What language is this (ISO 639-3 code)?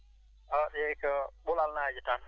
ful